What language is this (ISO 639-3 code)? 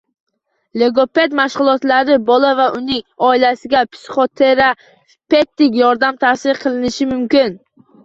uzb